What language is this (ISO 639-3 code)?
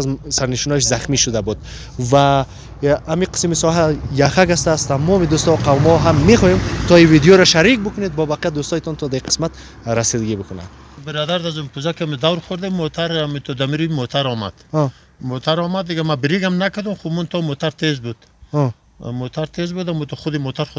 ron